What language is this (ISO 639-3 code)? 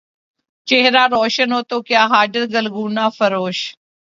urd